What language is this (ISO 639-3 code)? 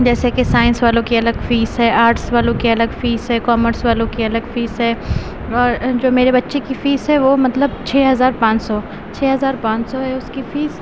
urd